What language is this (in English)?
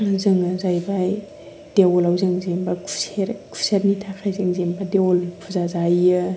Bodo